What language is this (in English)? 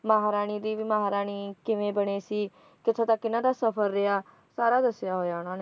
Punjabi